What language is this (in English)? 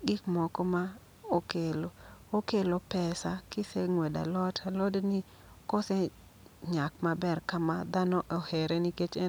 Luo (Kenya and Tanzania)